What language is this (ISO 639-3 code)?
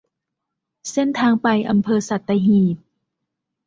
tha